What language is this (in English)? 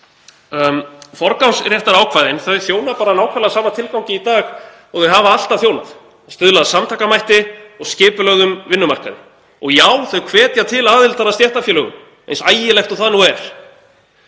Icelandic